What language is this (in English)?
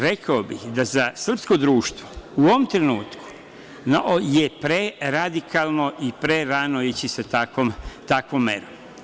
Serbian